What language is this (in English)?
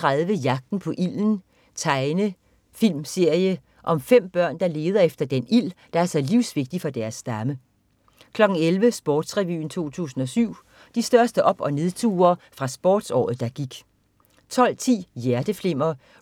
Danish